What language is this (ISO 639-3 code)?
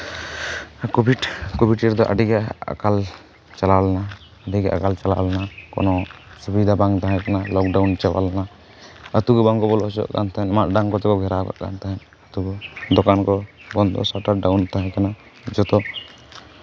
sat